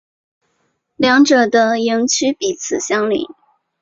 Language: Chinese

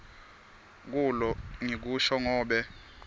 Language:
Swati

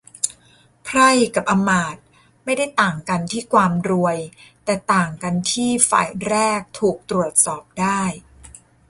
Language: Thai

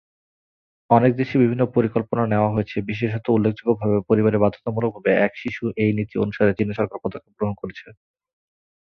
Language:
Bangla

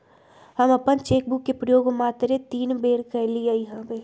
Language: Magahi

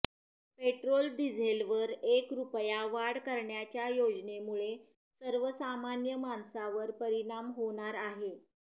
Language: Marathi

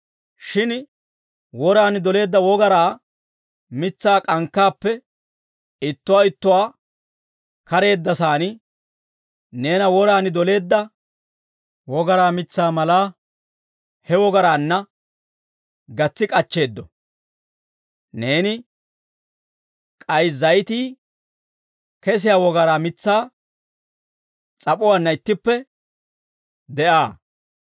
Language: Dawro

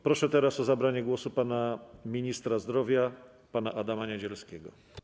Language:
Polish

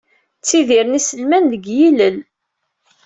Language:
Kabyle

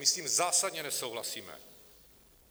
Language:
Czech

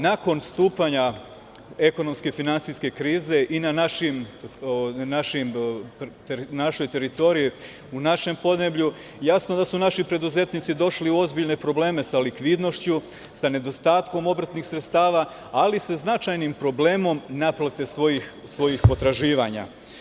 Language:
Serbian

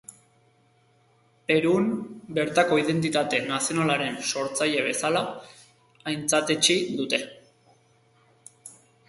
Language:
Basque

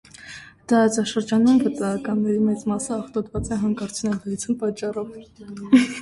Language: Armenian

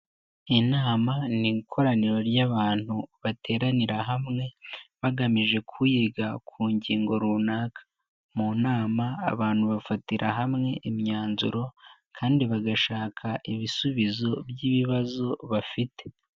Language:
Kinyarwanda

